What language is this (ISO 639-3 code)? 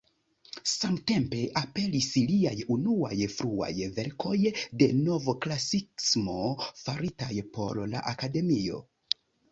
epo